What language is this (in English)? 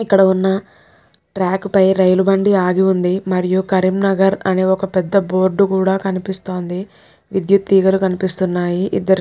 Telugu